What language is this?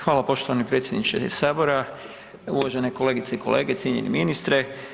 Croatian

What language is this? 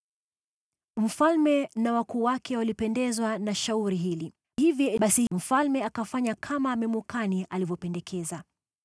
Swahili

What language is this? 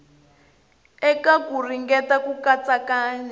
Tsonga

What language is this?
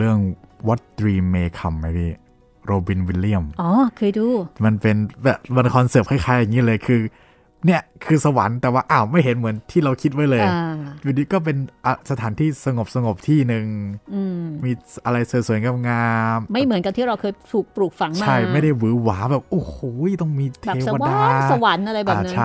Thai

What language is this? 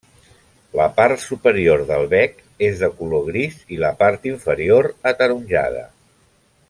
Catalan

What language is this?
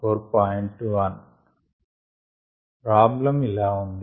Telugu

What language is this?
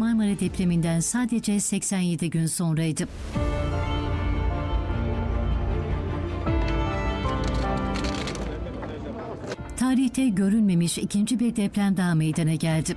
Turkish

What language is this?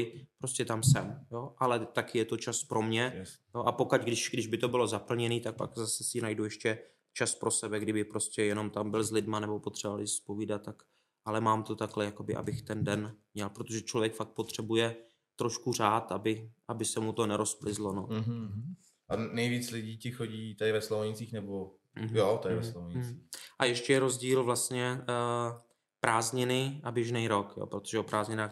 Czech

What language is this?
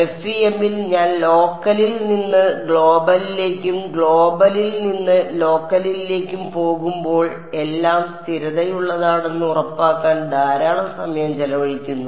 Malayalam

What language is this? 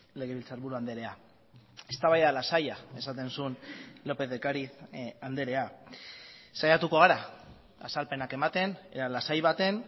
Basque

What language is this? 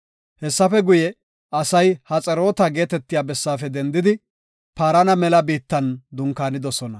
Gofa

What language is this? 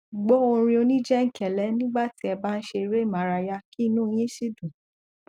Yoruba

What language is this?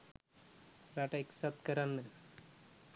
Sinhala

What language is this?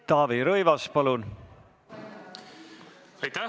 Estonian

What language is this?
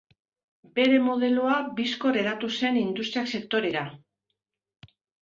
Basque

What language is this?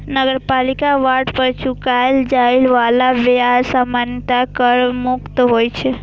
Maithili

